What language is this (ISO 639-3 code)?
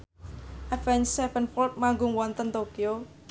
jav